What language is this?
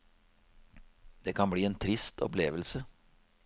Norwegian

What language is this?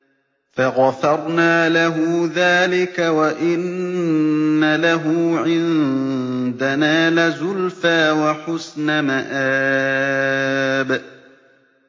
Arabic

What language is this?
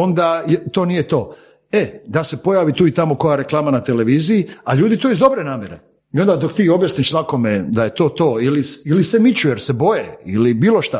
Croatian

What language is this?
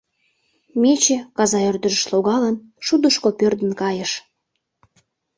Mari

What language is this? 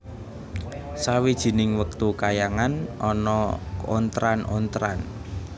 Javanese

